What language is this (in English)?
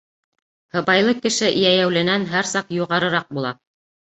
Bashkir